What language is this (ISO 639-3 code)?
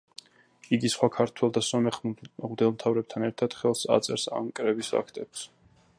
kat